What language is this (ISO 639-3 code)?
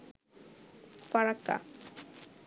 ben